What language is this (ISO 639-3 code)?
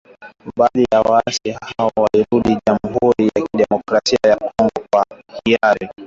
swa